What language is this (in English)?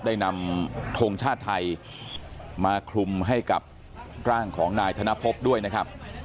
Thai